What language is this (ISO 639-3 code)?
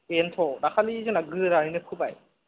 brx